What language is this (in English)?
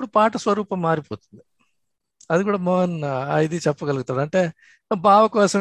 Telugu